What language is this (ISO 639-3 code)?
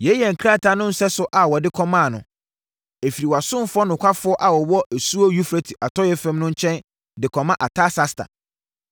aka